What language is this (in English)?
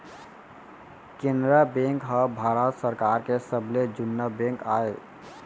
Chhattisgarhi